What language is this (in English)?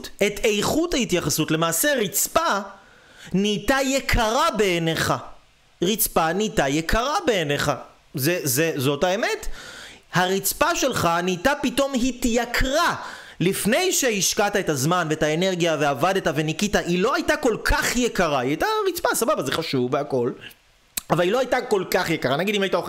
Hebrew